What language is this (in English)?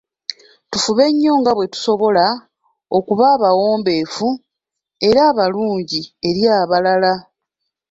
Ganda